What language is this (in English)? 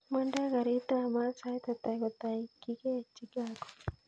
Kalenjin